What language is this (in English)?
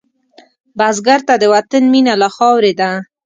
Pashto